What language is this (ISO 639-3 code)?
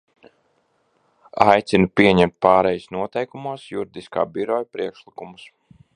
lav